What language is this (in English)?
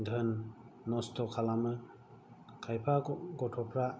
Bodo